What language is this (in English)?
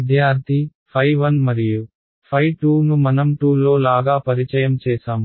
Telugu